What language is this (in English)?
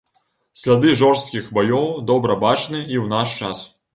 Belarusian